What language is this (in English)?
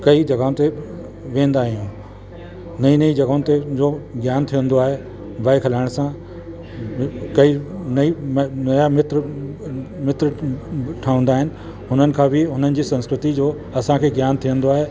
Sindhi